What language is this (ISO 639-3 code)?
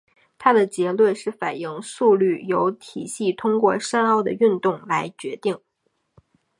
zho